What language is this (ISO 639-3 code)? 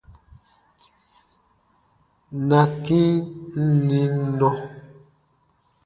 bba